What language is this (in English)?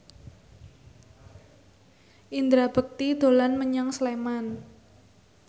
Javanese